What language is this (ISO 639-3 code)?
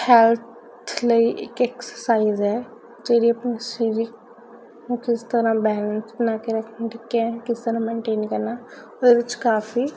pan